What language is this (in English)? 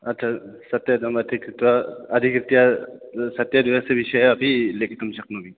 Sanskrit